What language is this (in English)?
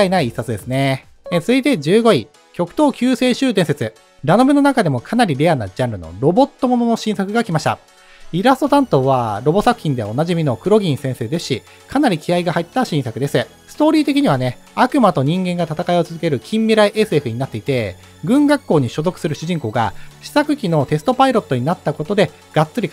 Japanese